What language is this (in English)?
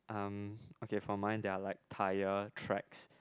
English